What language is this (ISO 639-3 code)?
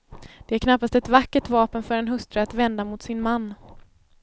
swe